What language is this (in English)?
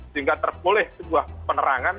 Indonesian